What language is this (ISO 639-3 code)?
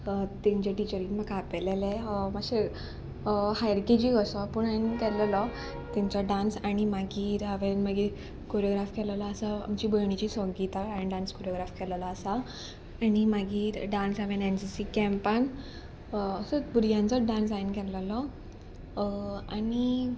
kok